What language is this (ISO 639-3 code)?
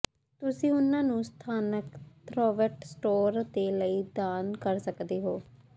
pan